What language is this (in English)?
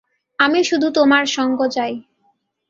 Bangla